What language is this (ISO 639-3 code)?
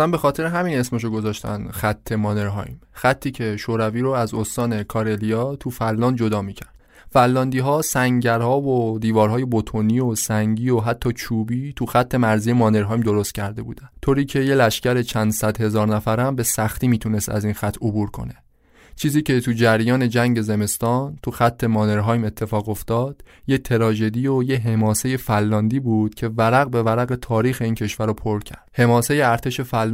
fas